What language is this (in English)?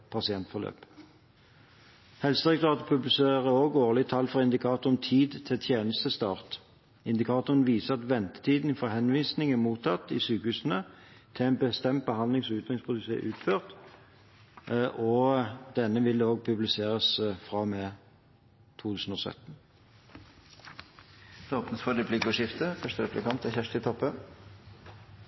Norwegian Bokmål